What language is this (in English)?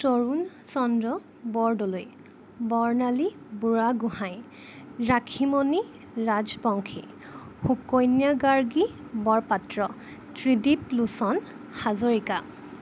Assamese